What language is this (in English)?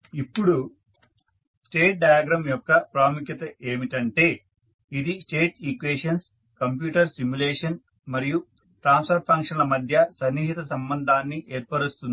Telugu